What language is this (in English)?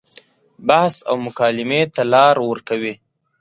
Pashto